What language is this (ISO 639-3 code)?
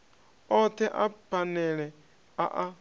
ven